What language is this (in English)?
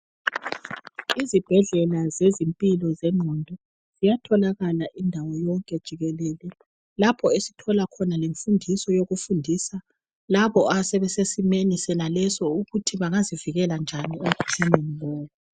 North Ndebele